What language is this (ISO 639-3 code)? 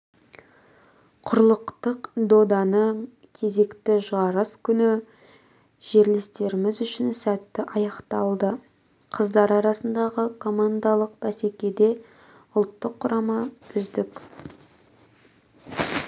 kaz